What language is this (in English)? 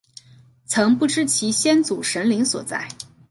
Chinese